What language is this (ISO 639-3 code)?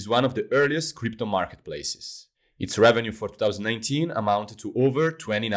eng